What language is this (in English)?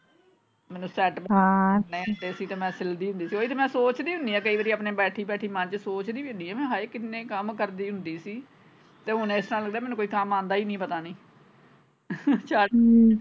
Punjabi